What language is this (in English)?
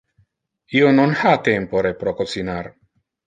Interlingua